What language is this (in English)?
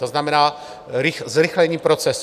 Czech